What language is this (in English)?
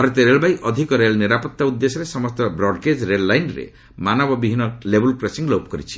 Odia